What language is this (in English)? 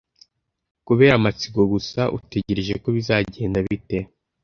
Kinyarwanda